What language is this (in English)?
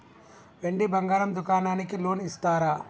Telugu